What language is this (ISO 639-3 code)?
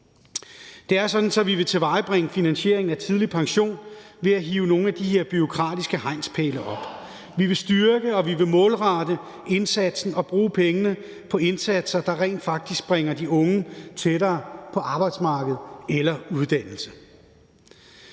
dan